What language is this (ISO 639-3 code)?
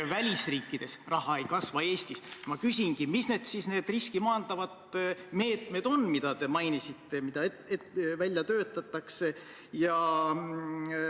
est